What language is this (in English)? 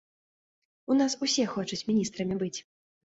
Belarusian